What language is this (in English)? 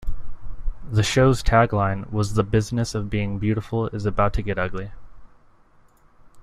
English